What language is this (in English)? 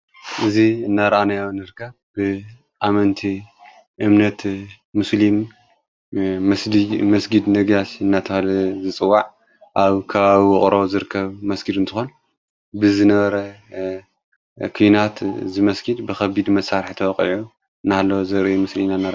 Tigrinya